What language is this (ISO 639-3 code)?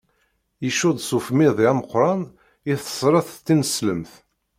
kab